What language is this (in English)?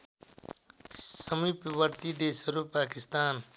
Nepali